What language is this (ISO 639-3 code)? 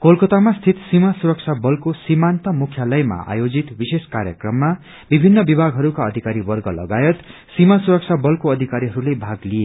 nep